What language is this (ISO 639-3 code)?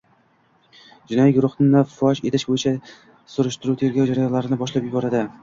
uzb